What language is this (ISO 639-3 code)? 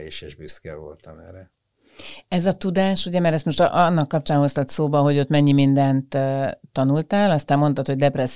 hun